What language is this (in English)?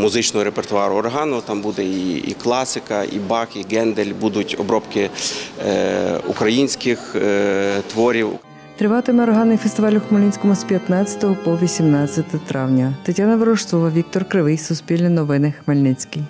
Ukrainian